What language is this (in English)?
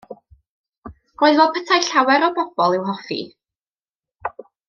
Welsh